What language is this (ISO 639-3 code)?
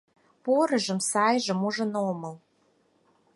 chm